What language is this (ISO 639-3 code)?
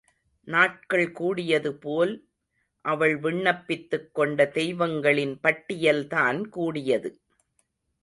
tam